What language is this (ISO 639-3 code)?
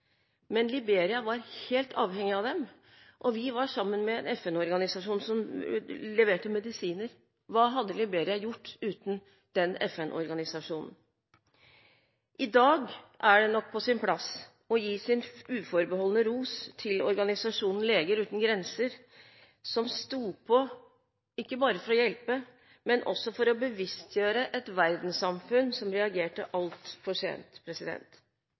nob